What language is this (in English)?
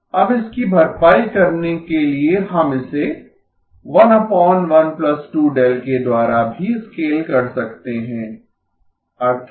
Hindi